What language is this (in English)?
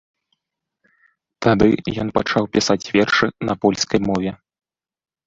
Belarusian